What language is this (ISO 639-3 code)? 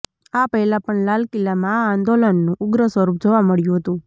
guj